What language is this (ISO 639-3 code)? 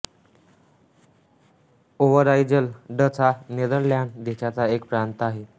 mar